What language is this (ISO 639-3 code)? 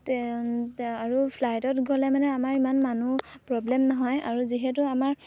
asm